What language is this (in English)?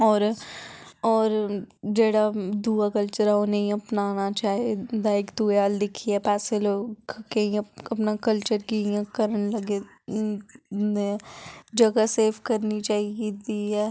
Dogri